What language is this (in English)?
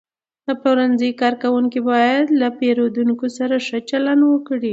Pashto